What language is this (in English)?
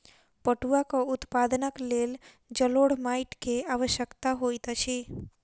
Maithili